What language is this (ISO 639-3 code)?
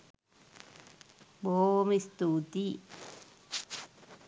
sin